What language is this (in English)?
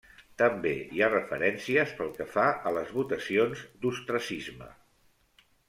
Catalan